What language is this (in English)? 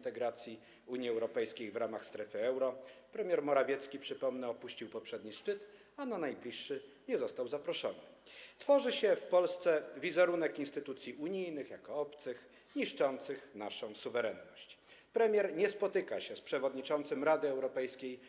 Polish